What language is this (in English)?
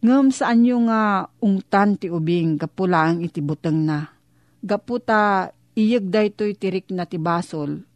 Filipino